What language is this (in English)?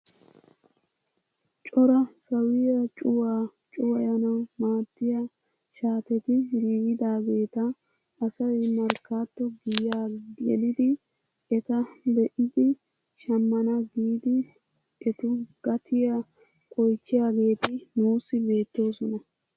Wolaytta